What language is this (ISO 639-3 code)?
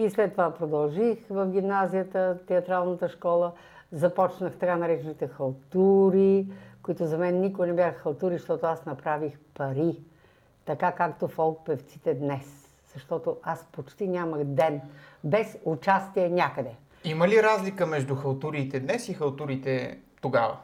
bul